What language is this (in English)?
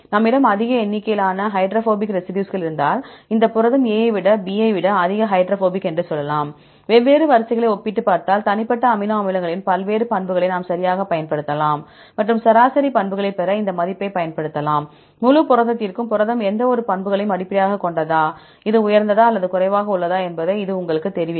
Tamil